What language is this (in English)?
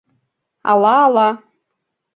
Mari